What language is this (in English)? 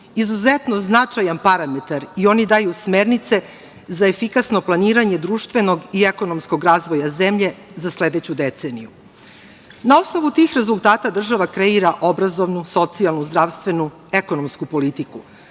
Serbian